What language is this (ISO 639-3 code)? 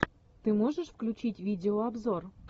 rus